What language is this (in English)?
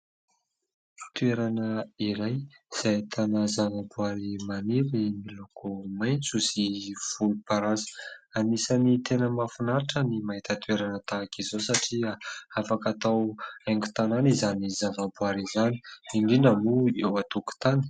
Malagasy